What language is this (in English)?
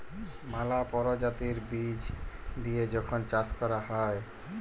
Bangla